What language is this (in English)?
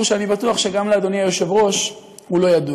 Hebrew